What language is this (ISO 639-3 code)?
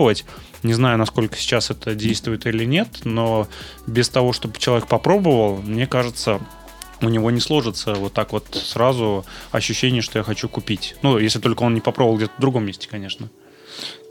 rus